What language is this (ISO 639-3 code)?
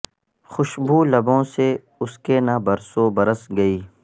urd